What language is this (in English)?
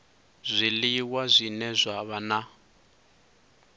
Venda